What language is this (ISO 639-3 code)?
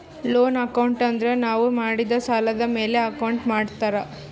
kan